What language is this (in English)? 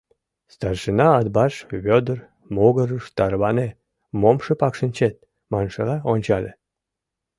Mari